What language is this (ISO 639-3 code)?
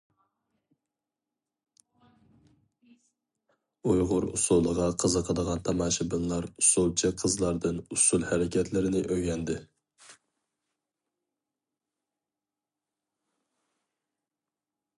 uig